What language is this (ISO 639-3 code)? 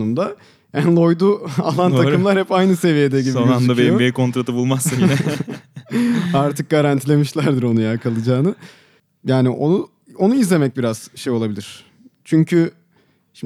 tur